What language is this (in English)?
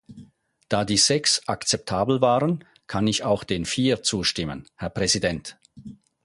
German